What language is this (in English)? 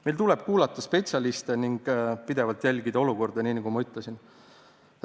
Estonian